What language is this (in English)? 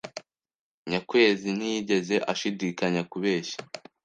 Kinyarwanda